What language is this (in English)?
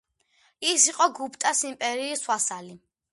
Georgian